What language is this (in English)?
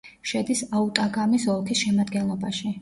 Georgian